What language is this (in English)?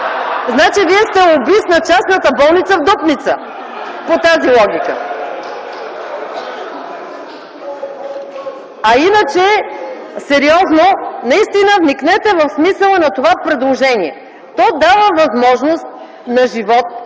Bulgarian